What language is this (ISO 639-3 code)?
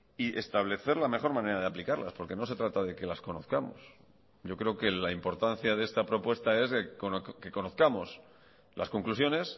spa